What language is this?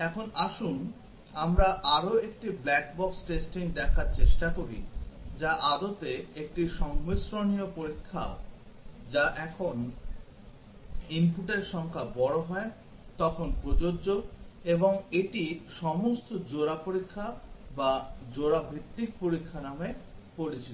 Bangla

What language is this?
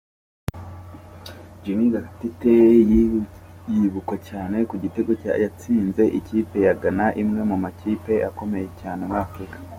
Kinyarwanda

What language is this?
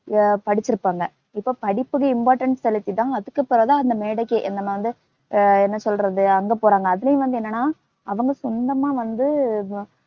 Tamil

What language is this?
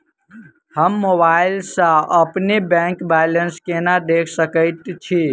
Maithili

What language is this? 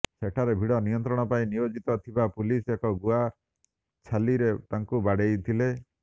Odia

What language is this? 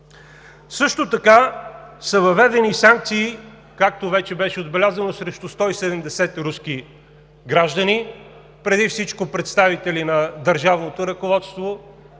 Bulgarian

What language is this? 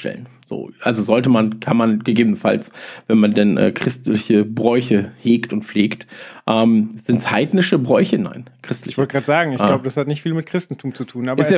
German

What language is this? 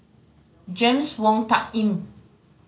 English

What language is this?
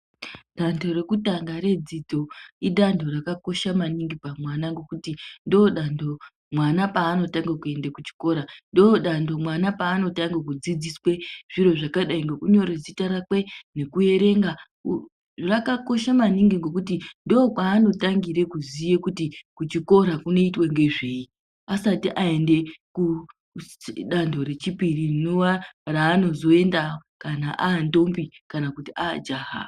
Ndau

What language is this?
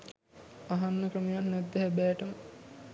Sinhala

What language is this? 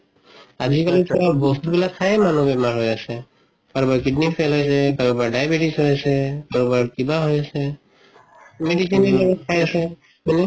Assamese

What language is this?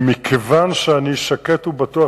Hebrew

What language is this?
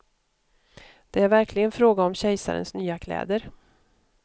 Swedish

